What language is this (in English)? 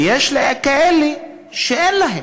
Hebrew